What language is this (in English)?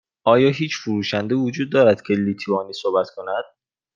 Persian